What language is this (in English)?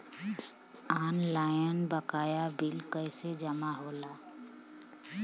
Bhojpuri